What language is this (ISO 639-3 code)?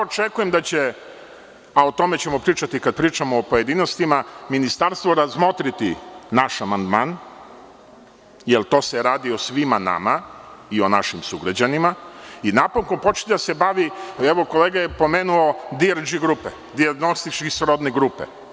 srp